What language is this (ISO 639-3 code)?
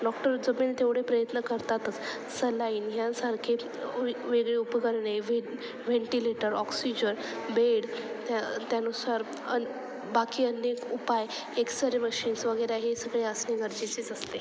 mar